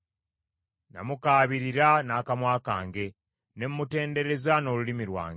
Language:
Ganda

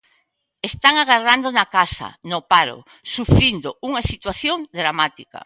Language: Galician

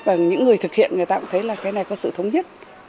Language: Vietnamese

